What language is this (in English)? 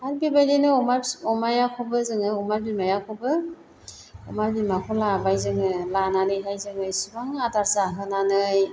Bodo